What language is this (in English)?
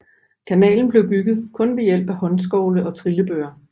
Danish